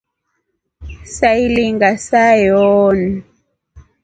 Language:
Rombo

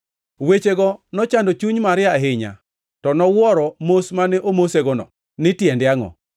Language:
Luo (Kenya and Tanzania)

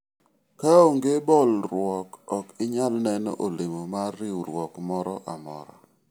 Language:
Luo (Kenya and Tanzania)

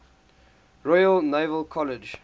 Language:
English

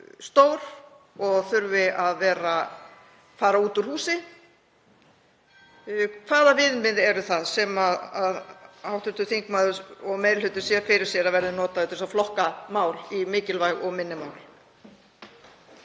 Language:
Icelandic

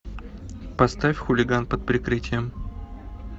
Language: Russian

